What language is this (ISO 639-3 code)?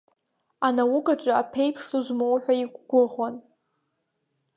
abk